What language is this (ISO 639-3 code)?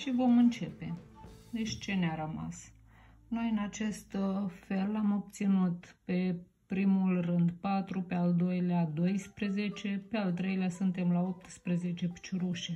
ron